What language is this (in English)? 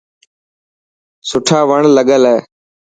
Dhatki